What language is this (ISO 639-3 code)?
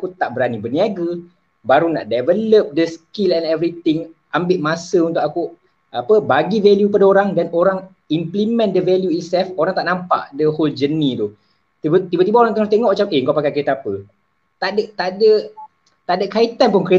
msa